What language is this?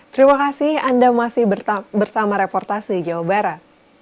Indonesian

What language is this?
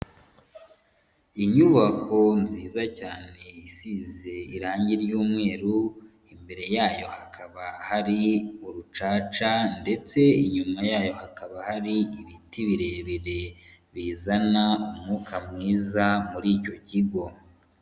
Kinyarwanda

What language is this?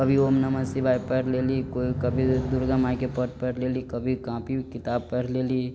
Maithili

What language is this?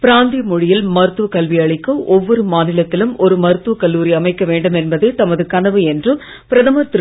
Tamil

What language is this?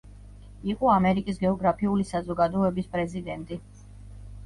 Georgian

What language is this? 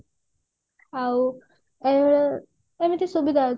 Odia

